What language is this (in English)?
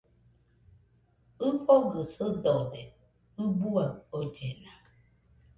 Nüpode Huitoto